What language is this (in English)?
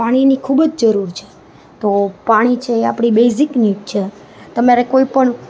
Gujarati